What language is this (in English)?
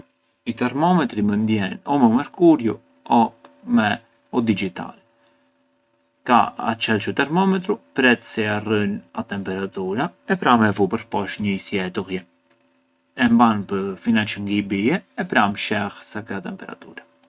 Arbëreshë Albanian